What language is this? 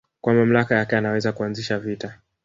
Swahili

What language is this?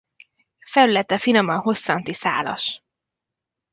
Hungarian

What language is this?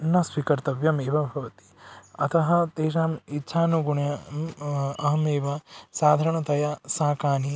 Sanskrit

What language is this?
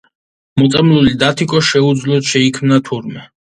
Georgian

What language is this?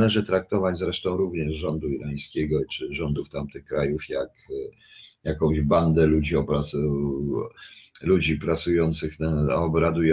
Polish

